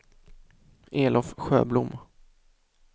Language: Swedish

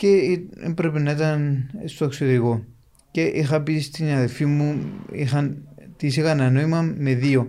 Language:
Greek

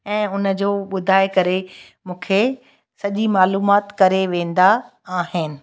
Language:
Sindhi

